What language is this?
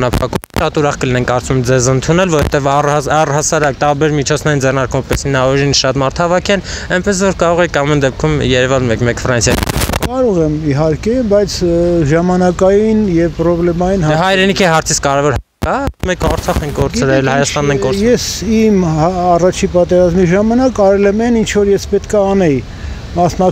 Romanian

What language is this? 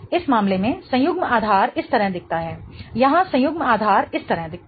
Hindi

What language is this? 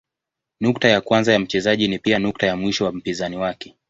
Swahili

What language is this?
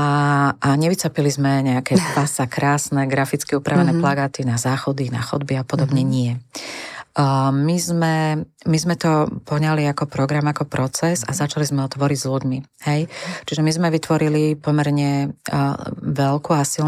Slovak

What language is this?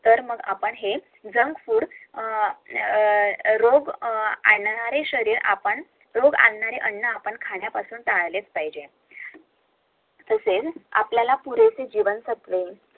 Marathi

